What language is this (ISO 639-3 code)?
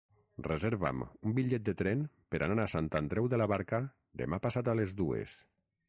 cat